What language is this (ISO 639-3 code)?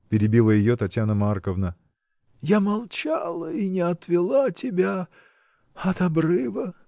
rus